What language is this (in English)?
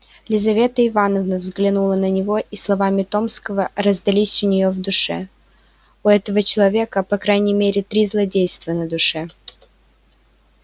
Russian